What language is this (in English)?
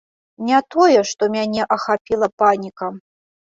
Belarusian